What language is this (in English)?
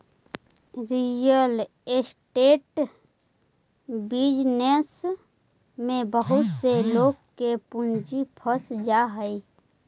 Magahi